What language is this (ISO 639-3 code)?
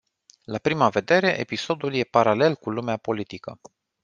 ron